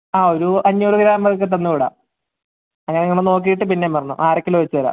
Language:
Malayalam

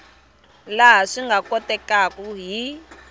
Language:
Tsonga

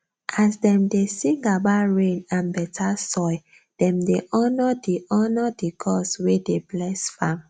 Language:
Nigerian Pidgin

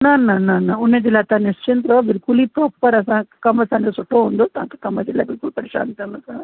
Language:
Sindhi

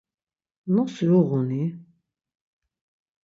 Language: Laz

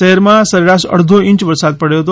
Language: Gujarati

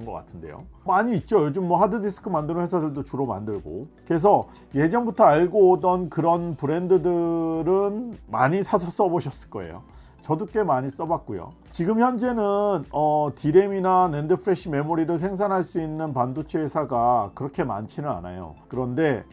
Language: Korean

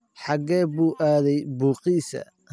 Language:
Somali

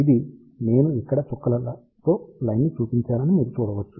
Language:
Telugu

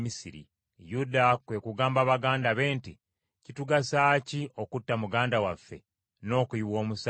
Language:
Ganda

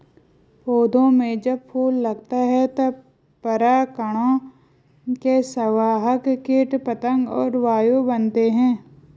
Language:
Hindi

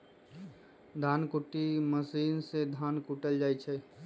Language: Magahi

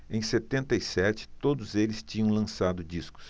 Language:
Portuguese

